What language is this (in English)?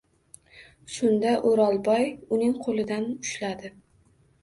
Uzbek